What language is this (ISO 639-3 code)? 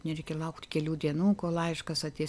lit